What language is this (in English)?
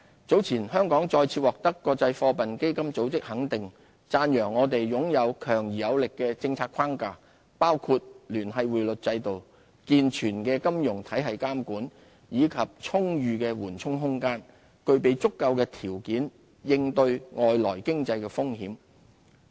Cantonese